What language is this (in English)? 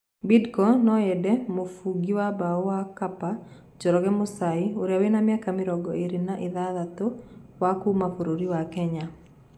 Kikuyu